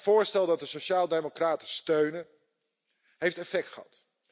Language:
Dutch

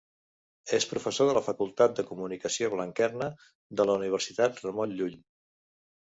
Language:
Catalan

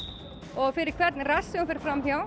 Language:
Icelandic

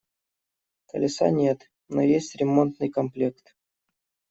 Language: Russian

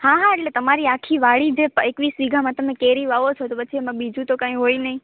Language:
Gujarati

